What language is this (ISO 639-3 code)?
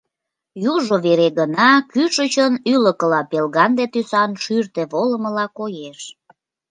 chm